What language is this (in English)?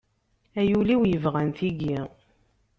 Kabyle